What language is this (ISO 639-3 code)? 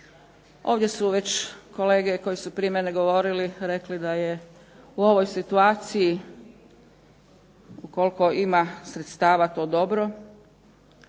hrv